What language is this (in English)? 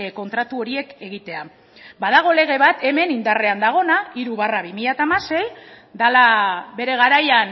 Basque